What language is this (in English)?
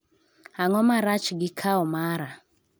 Luo (Kenya and Tanzania)